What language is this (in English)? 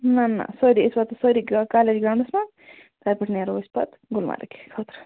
Kashmiri